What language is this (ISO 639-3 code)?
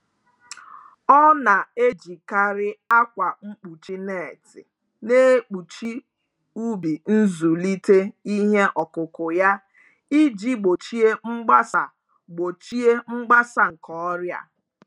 ibo